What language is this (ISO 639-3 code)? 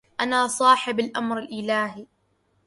ara